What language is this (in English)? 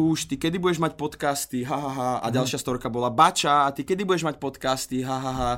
Slovak